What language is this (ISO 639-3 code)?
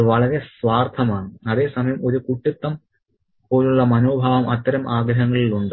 mal